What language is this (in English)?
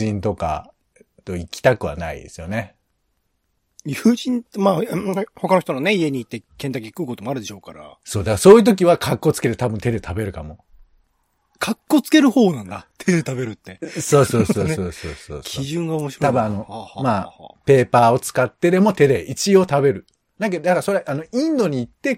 Japanese